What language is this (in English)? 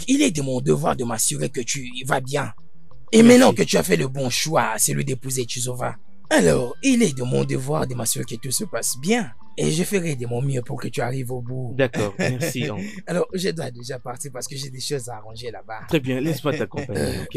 French